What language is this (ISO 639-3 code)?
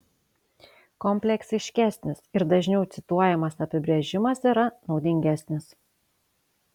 lit